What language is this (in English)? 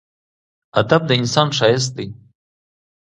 Pashto